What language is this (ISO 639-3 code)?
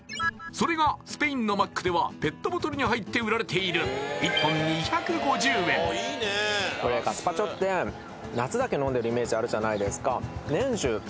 jpn